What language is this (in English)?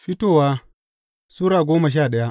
Hausa